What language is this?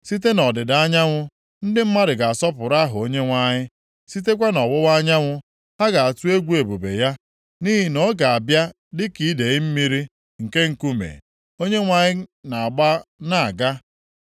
Igbo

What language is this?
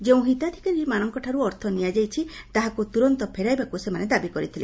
Odia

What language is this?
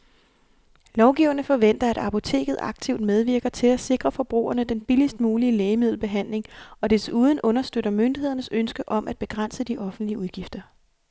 Danish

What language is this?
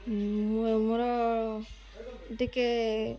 Odia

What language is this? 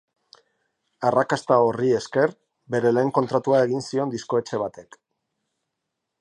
Basque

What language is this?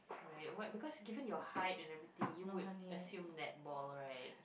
English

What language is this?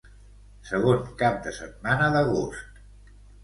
Catalan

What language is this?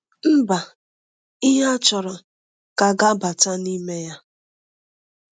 Igbo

